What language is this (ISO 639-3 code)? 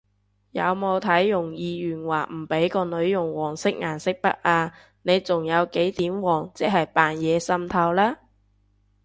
yue